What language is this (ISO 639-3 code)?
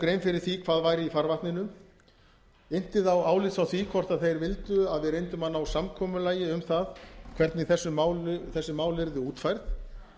isl